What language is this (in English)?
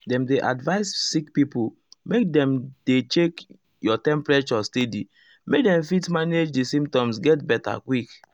Nigerian Pidgin